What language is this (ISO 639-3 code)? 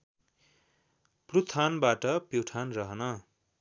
nep